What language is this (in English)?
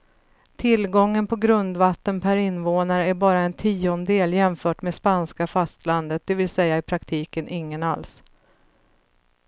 Swedish